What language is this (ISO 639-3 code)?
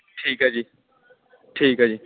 pan